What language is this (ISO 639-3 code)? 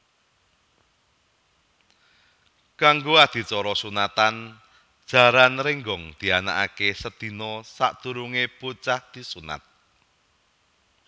jav